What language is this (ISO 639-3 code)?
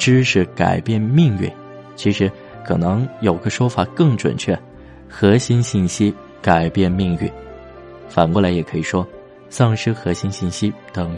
zho